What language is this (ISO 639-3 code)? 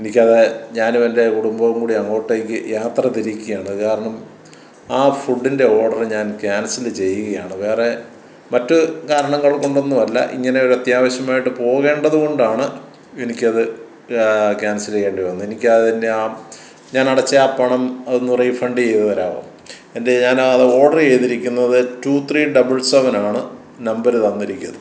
mal